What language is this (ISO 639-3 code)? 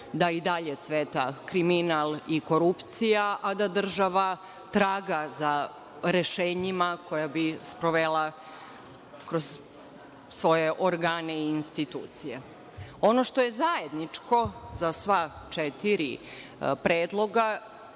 srp